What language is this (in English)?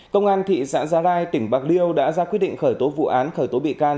Vietnamese